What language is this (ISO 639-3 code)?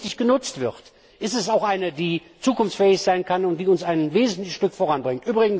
deu